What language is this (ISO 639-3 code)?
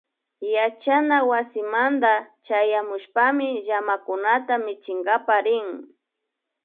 qvi